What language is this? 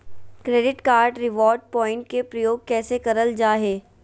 Magahi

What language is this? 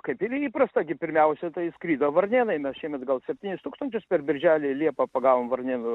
Lithuanian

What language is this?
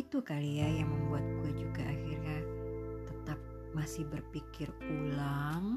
Indonesian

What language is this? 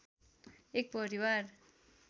Nepali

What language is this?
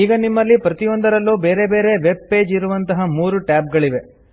Kannada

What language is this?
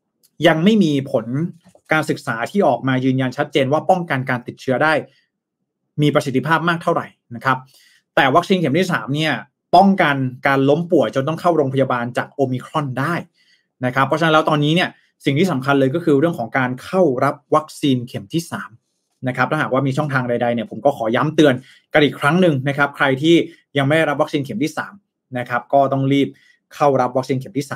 Thai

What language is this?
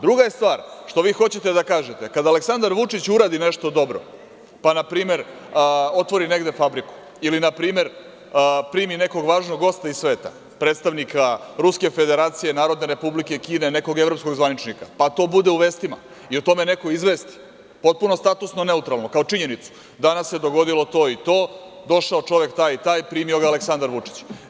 Serbian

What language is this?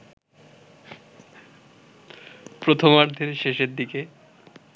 Bangla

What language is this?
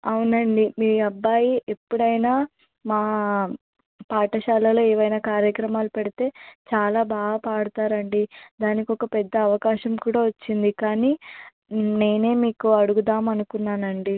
Telugu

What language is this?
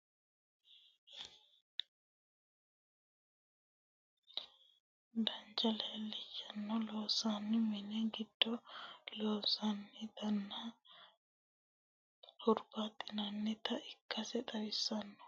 Sidamo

